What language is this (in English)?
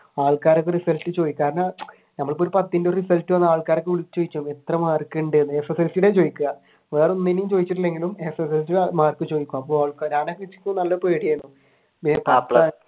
Malayalam